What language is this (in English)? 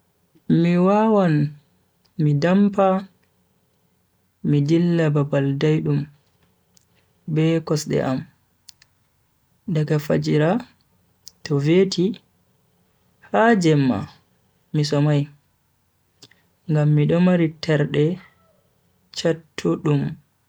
Bagirmi Fulfulde